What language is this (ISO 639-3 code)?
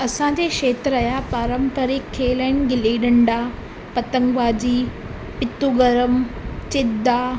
snd